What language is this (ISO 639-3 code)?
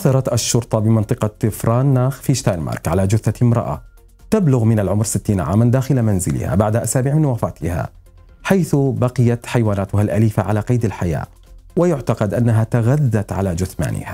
ara